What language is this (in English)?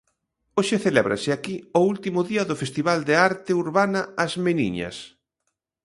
Galician